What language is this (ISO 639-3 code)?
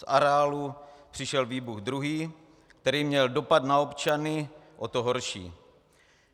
ces